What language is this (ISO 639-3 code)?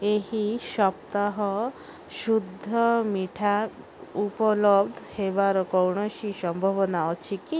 ori